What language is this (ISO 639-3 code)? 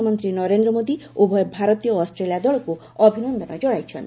ori